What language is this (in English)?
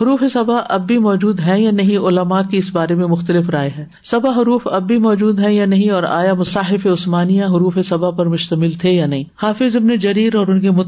Urdu